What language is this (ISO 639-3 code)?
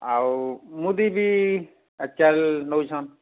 ori